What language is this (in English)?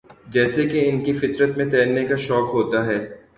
Urdu